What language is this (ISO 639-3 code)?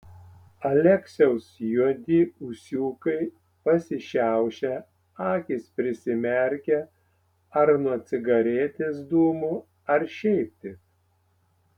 lit